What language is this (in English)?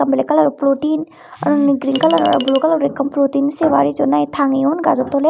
Chakma